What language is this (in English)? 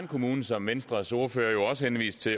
Danish